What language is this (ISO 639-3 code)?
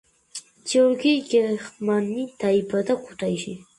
kat